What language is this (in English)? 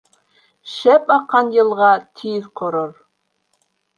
Bashkir